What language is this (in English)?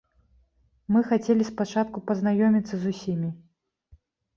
Belarusian